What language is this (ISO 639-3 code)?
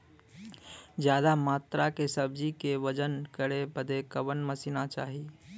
bho